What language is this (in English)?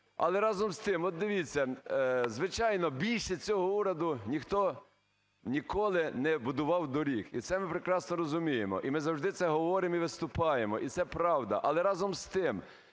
Ukrainian